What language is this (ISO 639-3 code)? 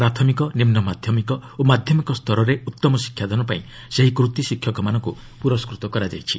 ori